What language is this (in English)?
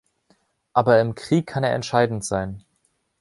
German